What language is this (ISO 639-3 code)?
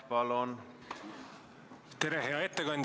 est